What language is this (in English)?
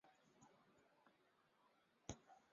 Chinese